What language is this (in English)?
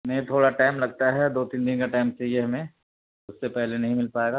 Urdu